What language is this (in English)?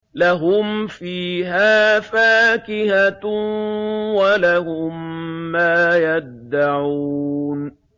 Arabic